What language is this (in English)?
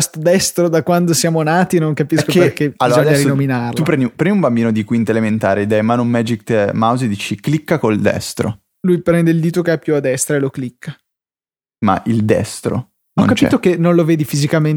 Italian